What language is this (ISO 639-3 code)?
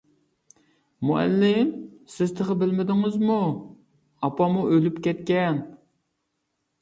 uig